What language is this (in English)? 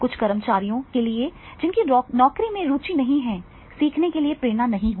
Hindi